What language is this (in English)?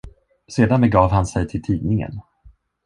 Swedish